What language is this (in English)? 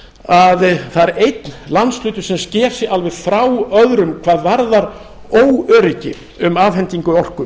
Icelandic